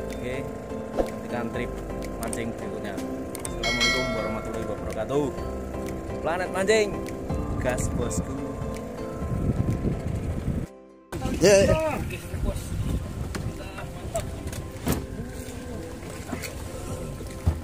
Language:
Indonesian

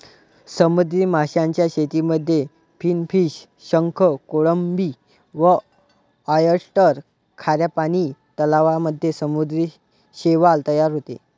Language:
Marathi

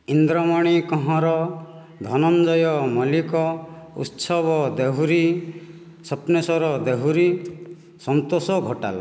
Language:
Odia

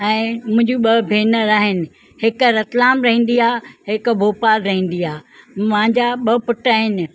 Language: Sindhi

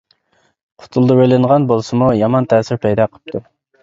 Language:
Uyghur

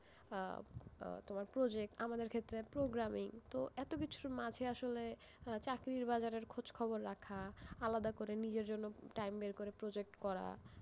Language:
Bangla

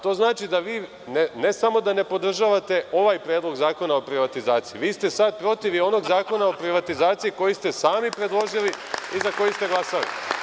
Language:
Serbian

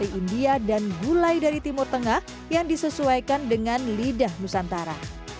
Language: Indonesian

